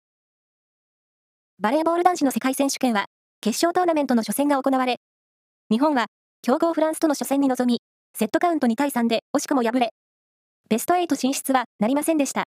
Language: Japanese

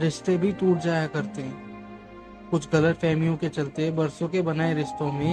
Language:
Hindi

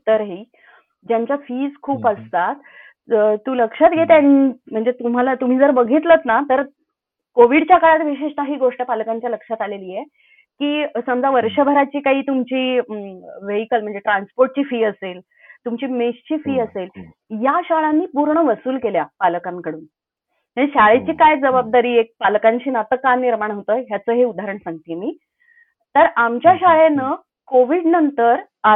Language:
Marathi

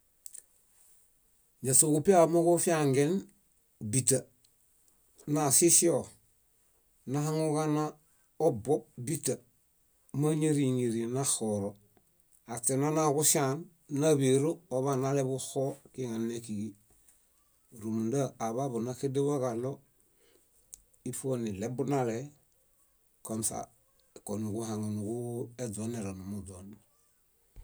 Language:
Bayot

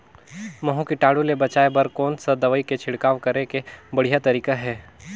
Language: Chhattisgarhi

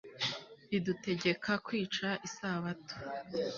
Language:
Kinyarwanda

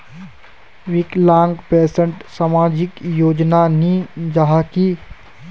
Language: Magahi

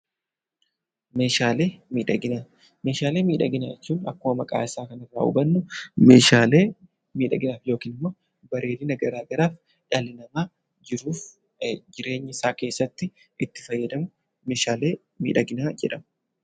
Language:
Oromo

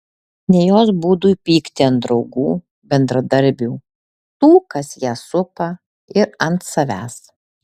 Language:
Lithuanian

